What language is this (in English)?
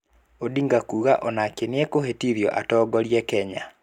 Kikuyu